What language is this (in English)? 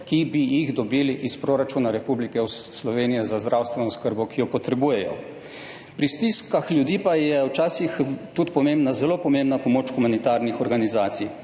Slovenian